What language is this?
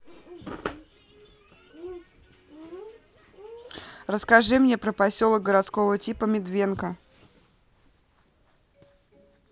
Russian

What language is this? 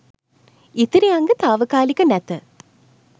Sinhala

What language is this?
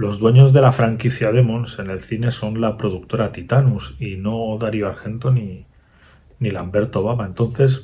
Spanish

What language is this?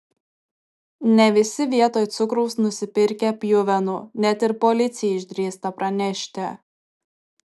Lithuanian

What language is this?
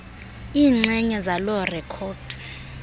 Xhosa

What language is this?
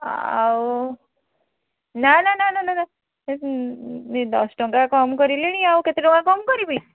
Odia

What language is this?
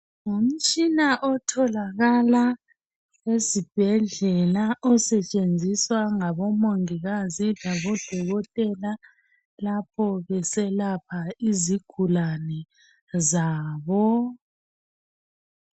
North Ndebele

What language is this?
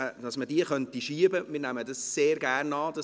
Swiss German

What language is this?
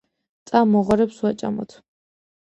Georgian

